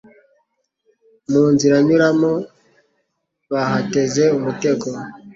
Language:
Kinyarwanda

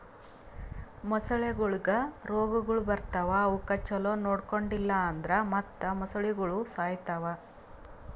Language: Kannada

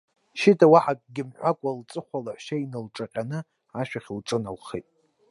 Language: Abkhazian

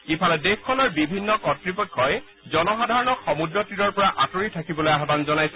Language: Assamese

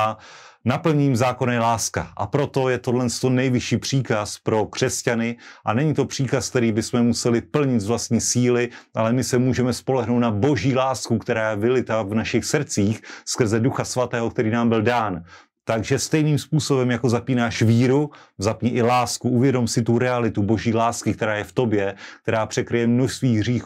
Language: Czech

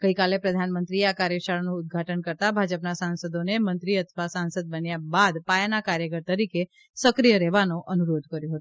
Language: Gujarati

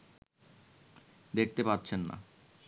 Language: Bangla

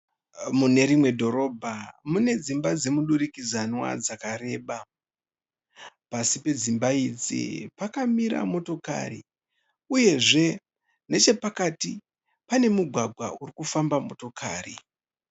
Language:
Shona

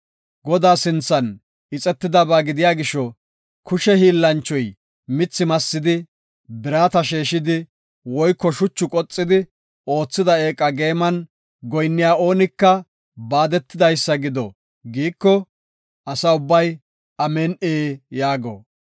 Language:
Gofa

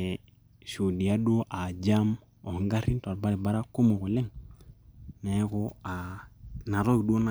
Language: Masai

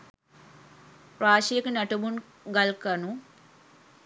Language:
Sinhala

